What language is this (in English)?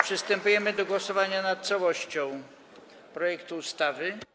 Polish